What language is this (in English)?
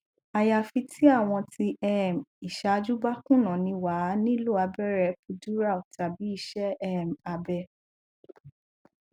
Yoruba